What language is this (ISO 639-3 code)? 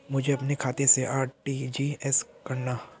hin